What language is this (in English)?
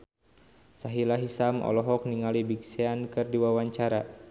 Sundanese